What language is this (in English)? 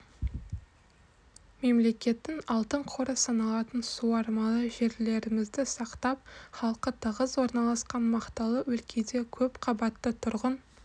Kazakh